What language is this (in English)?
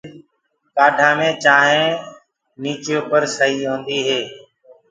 Gurgula